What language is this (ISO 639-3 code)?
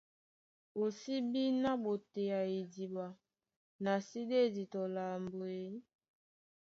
dua